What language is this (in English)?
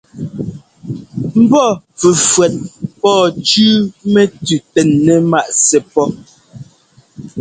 Ngomba